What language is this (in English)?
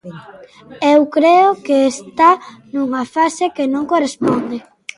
Galician